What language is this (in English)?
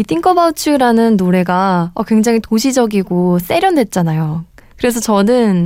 Korean